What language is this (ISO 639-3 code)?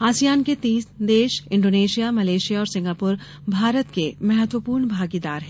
hin